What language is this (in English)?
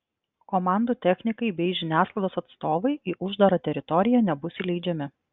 Lithuanian